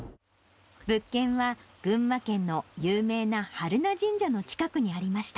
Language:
Japanese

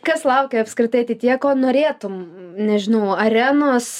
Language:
Lithuanian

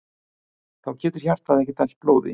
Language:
Icelandic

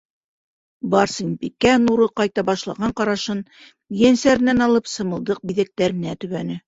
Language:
Bashkir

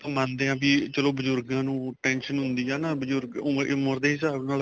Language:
Punjabi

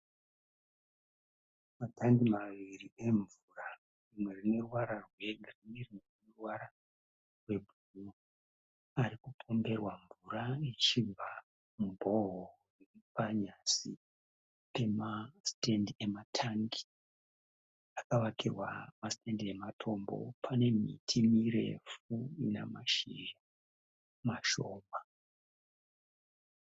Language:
Shona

